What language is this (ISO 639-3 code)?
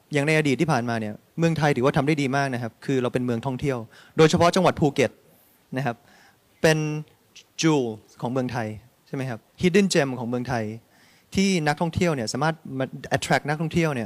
tha